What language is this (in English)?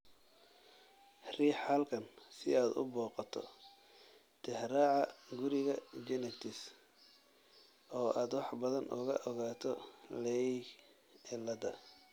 Somali